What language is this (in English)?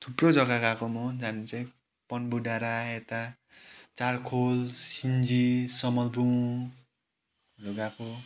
Nepali